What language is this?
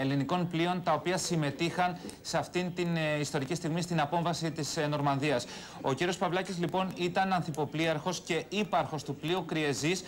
Greek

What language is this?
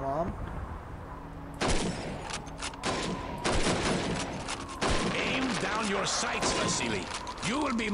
Turkish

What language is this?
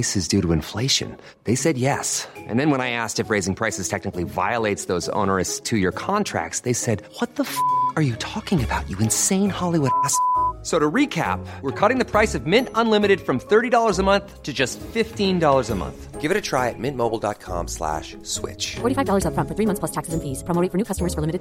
Swedish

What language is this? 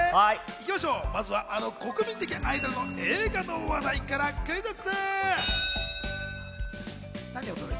Japanese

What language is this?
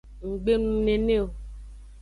Aja (Benin)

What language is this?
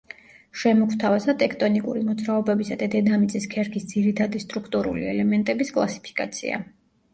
Georgian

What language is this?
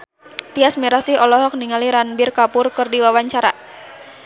Sundanese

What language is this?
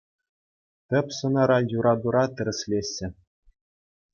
Chuvash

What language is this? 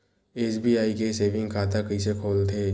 Chhattisgarhi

